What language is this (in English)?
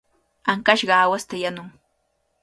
Cajatambo North Lima Quechua